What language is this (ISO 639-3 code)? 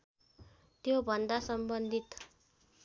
nep